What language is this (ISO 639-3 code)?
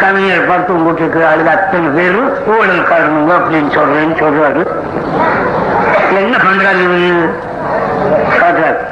tam